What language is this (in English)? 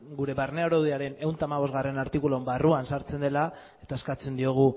Basque